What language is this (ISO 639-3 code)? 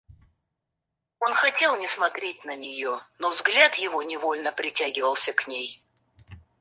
rus